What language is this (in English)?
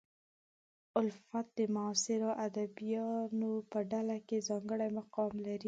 Pashto